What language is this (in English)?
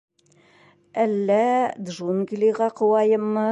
Bashkir